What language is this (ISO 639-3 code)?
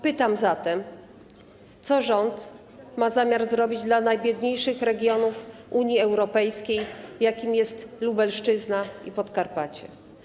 pol